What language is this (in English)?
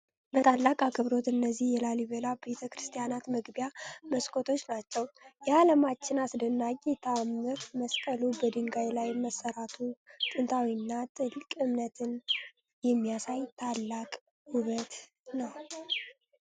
Amharic